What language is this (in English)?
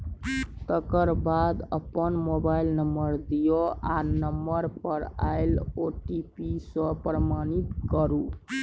Maithili